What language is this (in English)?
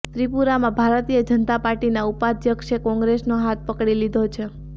Gujarati